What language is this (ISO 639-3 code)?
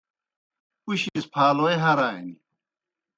plk